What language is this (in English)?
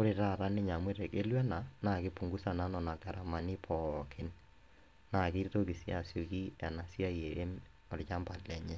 Masai